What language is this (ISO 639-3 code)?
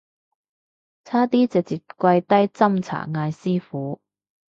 yue